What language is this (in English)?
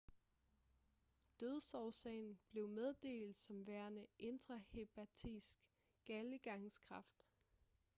Danish